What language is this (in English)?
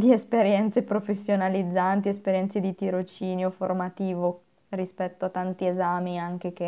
Italian